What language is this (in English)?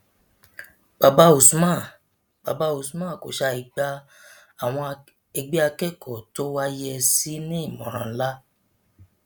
Yoruba